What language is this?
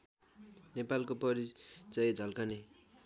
Nepali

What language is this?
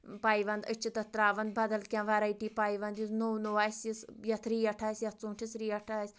Kashmiri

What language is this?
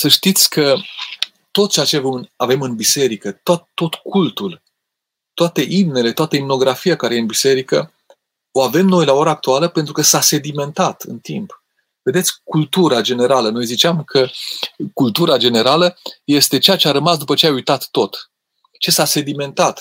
Romanian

